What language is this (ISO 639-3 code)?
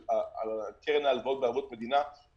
heb